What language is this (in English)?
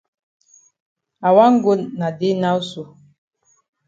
Cameroon Pidgin